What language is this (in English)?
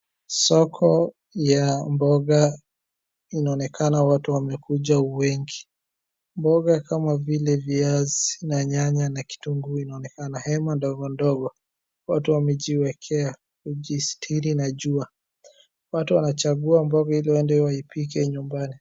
Swahili